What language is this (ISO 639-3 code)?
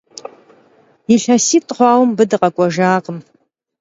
kbd